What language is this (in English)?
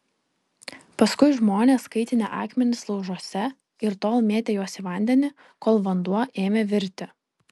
Lithuanian